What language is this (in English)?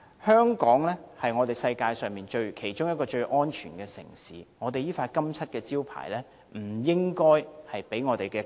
Cantonese